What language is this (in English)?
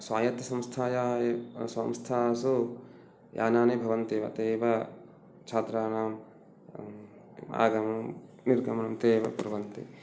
Sanskrit